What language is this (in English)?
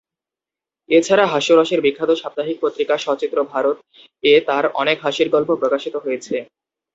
Bangla